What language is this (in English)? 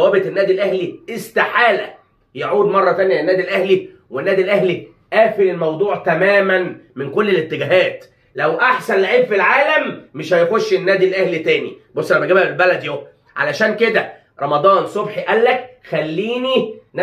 Arabic